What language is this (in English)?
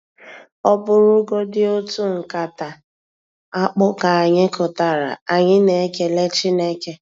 Igbo